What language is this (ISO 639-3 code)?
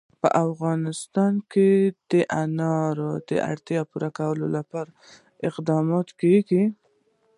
pus